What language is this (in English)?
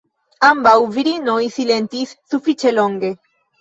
Esperanto